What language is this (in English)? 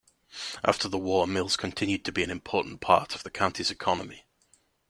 English